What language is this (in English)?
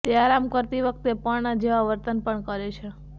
Gujarati